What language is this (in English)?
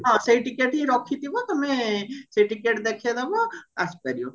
Odia